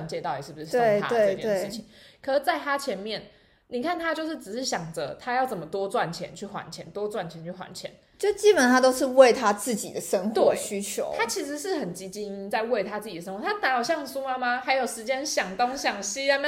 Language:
Chinese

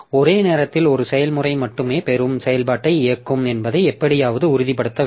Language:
Tamil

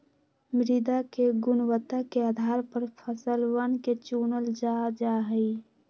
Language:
Magahi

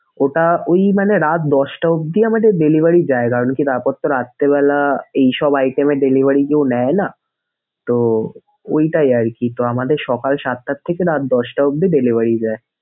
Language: Bangla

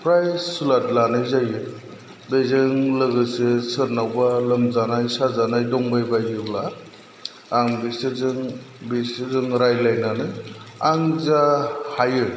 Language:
Bodo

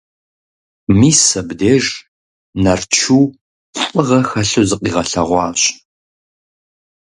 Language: Kabardian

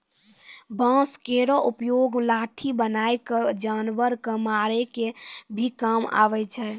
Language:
Maithili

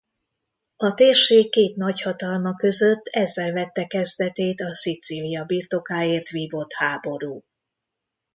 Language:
Hungarian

